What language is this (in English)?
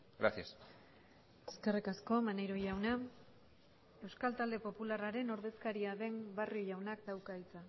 Basque